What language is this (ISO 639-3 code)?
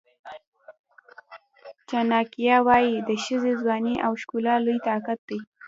pus